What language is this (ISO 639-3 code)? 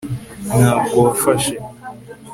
kin